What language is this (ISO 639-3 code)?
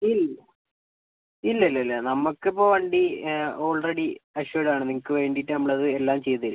mal